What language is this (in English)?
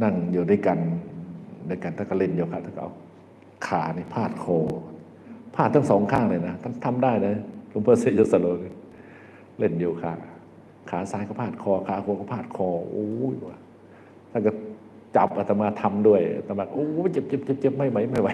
Thai